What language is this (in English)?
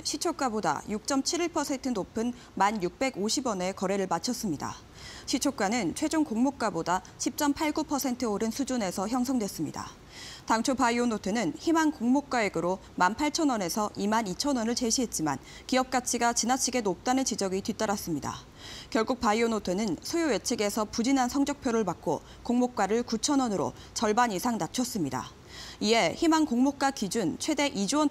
Korean